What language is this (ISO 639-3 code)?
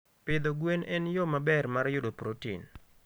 luo